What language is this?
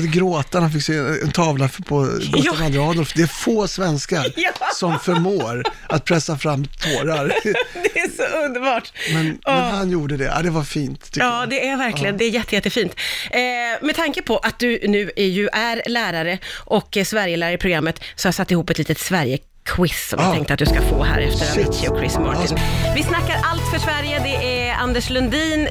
Swedish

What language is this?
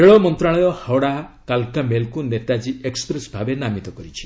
Odia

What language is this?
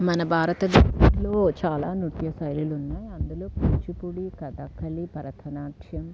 Telugu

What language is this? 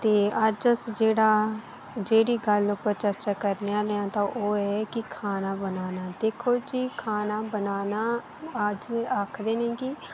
Dogri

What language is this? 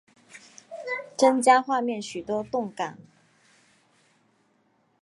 Chinese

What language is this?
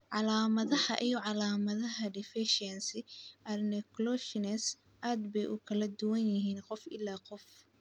Somali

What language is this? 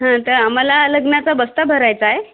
Marathi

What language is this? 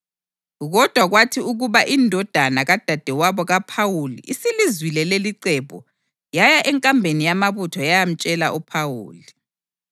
North Ndebele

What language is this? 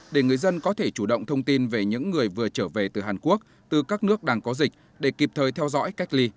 Vietnamese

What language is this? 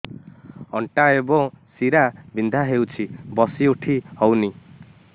Odia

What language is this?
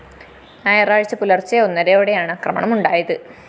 Malayalam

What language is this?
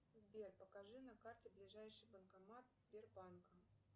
Russian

